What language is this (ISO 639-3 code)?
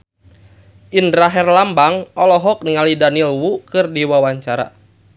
sun